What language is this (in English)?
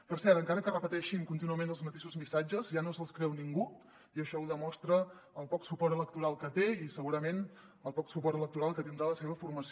Catalan